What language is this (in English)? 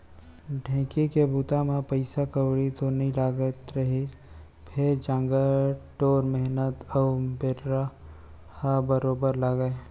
Chhattisgarhi